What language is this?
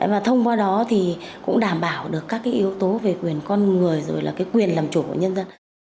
Vietnamese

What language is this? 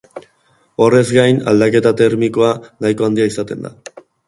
Basque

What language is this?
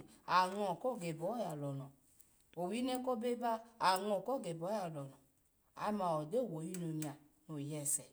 Alago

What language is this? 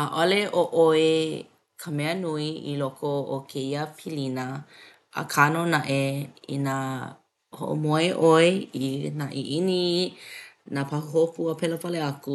Hawaiian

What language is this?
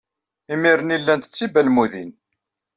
Kabyle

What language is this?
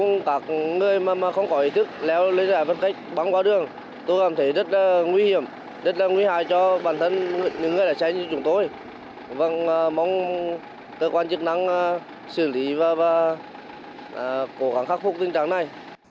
Vietnamese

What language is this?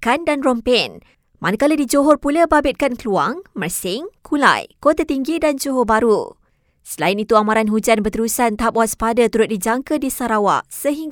Malay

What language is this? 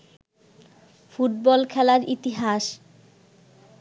Bangla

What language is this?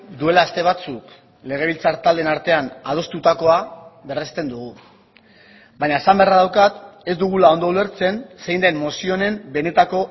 Basque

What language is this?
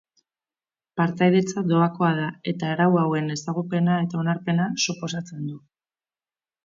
Basque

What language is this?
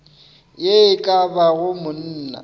Northern Sotho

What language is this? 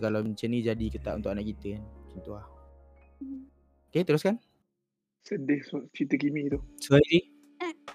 Malay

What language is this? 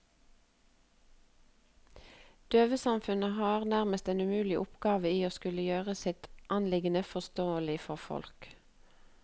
Norwegian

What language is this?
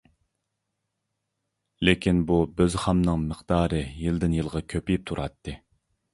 Uyghur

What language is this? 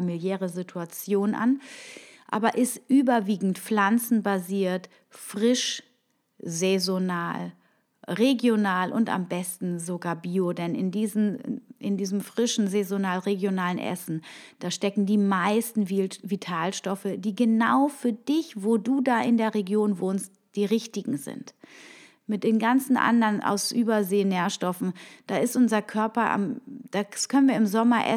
German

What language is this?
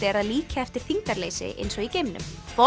Icelandic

